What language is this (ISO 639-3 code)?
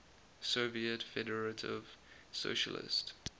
eng